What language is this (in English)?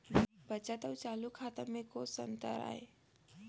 Chhattisgarhi